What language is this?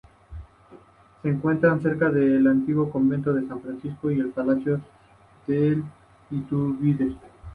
Spanish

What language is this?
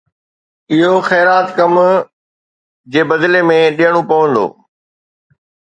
Sindhi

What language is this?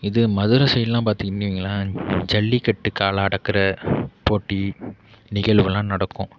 Tamil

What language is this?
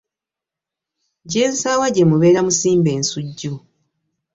Ganda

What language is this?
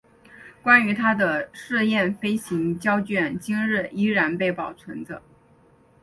Chinese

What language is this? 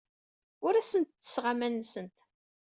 Kabyle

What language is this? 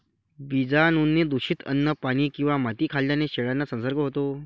Marathi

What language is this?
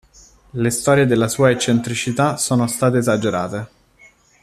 Italian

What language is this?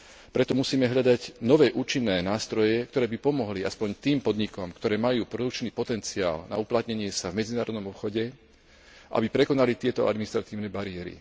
Slovak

